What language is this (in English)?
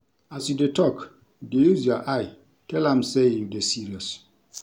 Nigerian Pidgin